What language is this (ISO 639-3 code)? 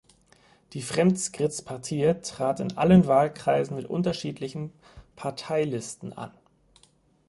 deu